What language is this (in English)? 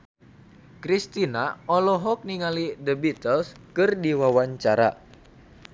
Sundanese